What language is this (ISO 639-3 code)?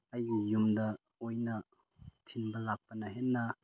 mni